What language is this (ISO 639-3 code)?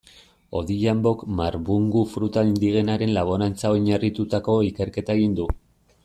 eus